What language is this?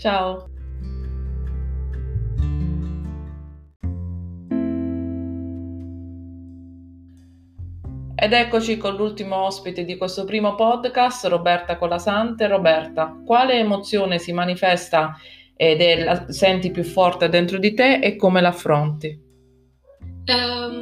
Italian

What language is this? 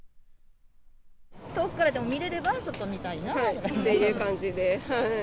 Japanese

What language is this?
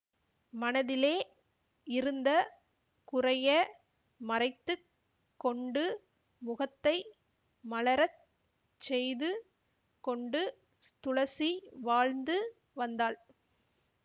Tamil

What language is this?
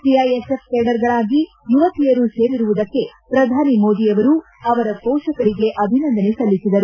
Kannada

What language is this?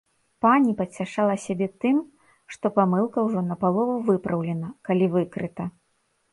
Belarusian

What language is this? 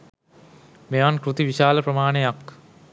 Sinhala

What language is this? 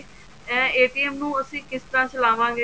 Punjabi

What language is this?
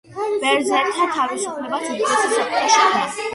Georgian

